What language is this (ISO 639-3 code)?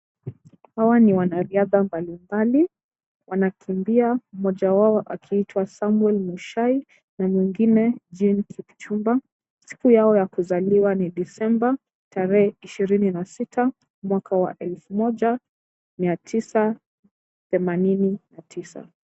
swa